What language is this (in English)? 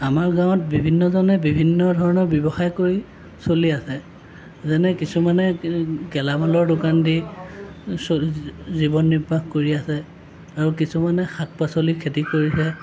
Assamese